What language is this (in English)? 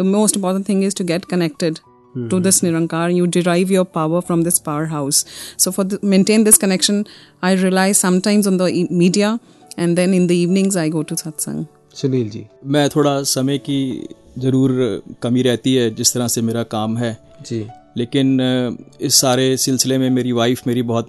Hindi